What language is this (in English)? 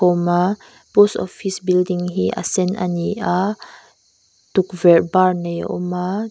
Mizo